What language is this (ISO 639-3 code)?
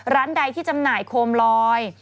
tha